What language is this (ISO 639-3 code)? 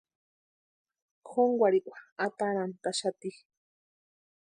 pua